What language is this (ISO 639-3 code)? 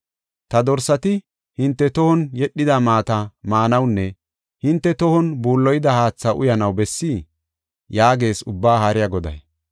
gof